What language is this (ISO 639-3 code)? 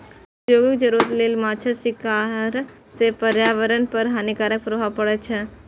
mai